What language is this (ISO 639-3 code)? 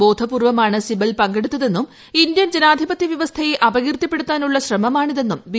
mal